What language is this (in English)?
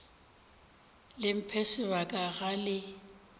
Northern Sotho